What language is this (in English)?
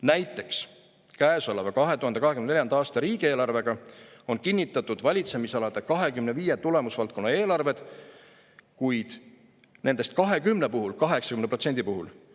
Estonian